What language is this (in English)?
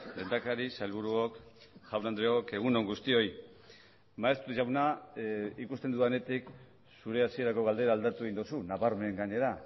Basque